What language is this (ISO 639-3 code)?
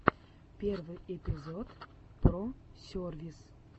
rus